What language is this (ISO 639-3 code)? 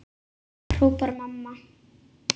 isl